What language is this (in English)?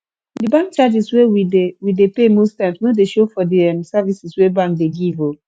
Nigerian Pidgin